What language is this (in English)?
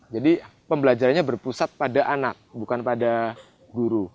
Indonesian